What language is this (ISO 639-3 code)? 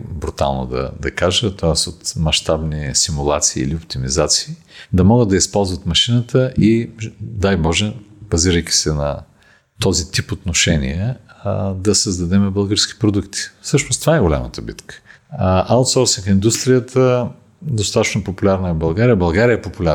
bul